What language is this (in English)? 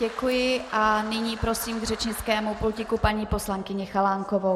Czech